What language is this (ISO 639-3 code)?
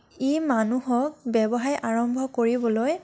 asm